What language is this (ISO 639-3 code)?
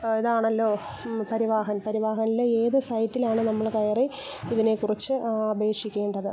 mal